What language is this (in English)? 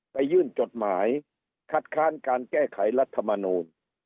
Thai